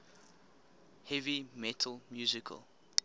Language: English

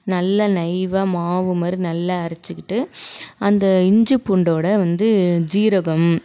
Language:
Tamil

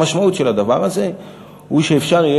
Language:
Hebrew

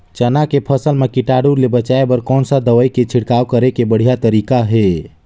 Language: Chhattisgarhi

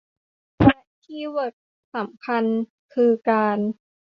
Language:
Thai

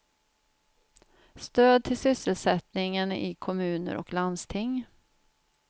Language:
Swedish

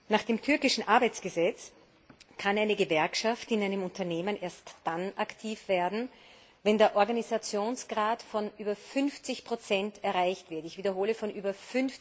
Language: German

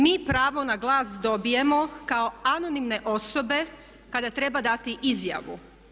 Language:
Croatian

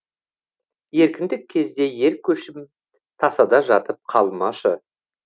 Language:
Kazakh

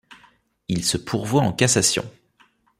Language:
French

